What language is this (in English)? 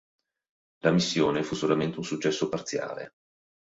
Italian